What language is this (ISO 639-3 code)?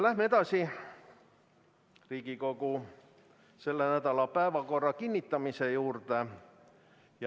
est